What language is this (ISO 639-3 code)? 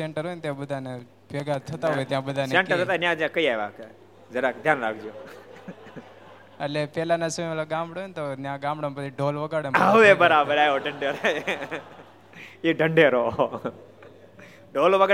guj